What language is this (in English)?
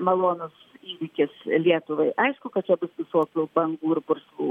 Lithuanian